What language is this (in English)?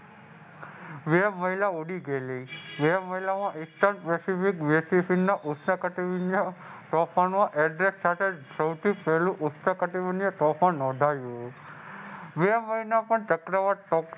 Gujarati